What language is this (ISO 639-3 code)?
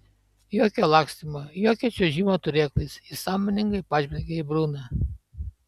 lit